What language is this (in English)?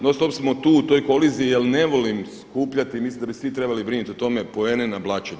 Croatian